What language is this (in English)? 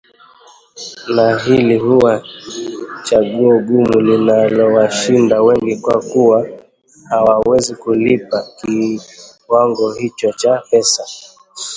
Swahili